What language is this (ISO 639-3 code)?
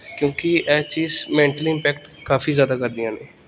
pan